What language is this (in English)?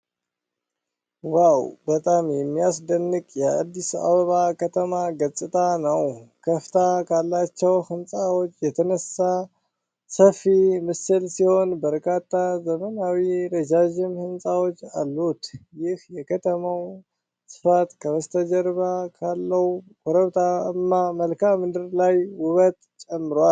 Amharic